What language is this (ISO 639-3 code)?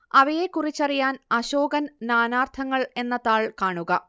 mal